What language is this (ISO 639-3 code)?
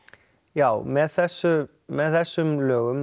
isl